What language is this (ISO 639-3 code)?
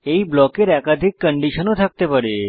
ben